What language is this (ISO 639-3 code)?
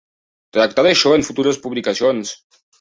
cat